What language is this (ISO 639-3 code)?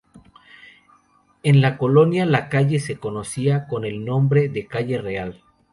spa